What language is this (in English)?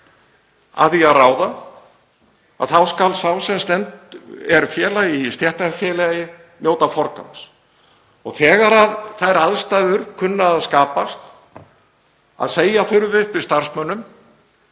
Icelandic